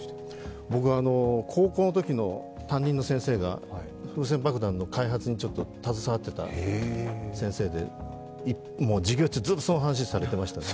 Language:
Japanese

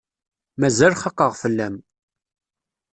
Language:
Kabyle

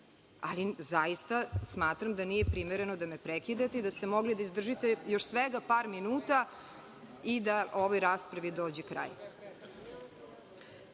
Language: Serbian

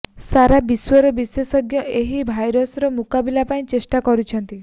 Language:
Odia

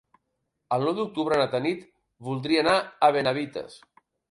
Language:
Catalan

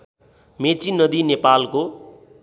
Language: Nepali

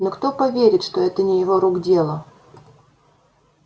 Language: Russian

